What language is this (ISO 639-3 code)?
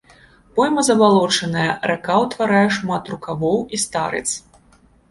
bel